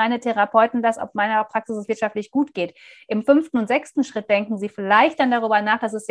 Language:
German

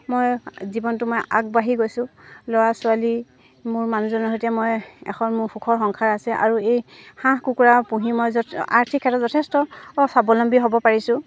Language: Assamese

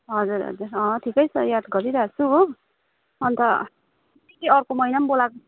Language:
Nepali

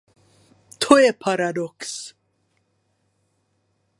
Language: Czech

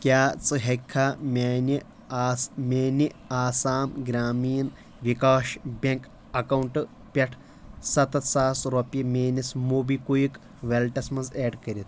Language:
Kashmiri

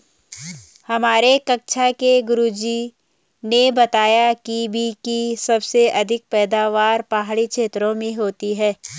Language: Hindi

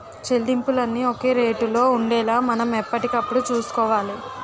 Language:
Telugu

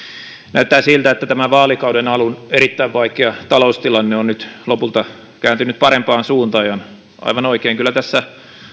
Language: Finnish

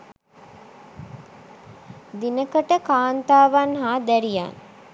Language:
Sinhala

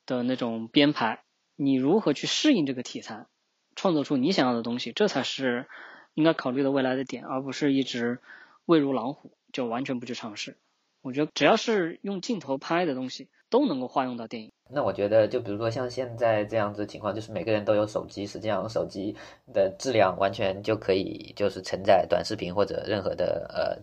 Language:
Chinese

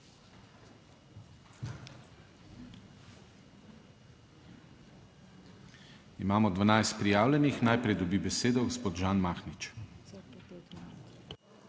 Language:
Slovenian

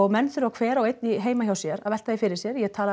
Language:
Icelandic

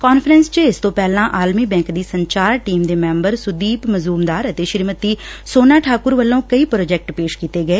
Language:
Punjabi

